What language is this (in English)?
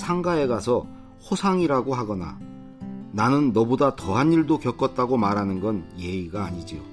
Korean